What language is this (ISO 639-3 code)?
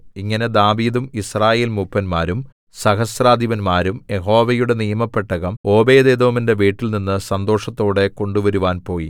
mal